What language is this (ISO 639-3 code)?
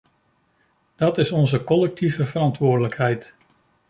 nld